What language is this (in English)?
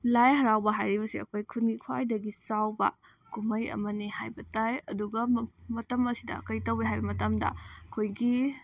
Manipuri